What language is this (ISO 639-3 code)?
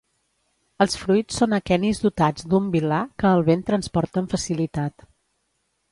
cat